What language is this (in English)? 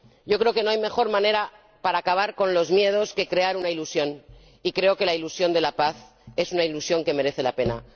Spanish